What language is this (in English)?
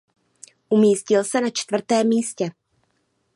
Czech